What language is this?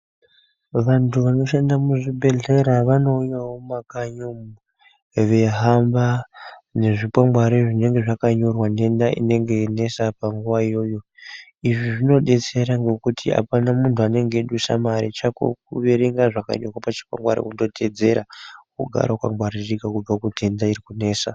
Ndau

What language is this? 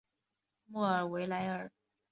Chinese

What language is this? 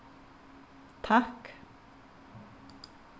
Faroese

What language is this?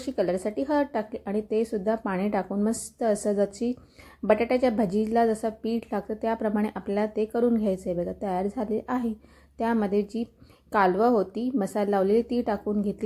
Marathi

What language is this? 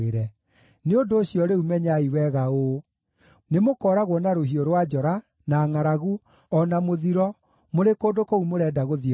Kikuyu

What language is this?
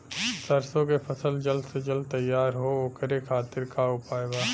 Bhojpuri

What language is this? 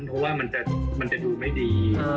Thai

